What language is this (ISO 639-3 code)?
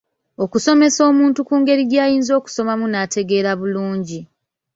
lug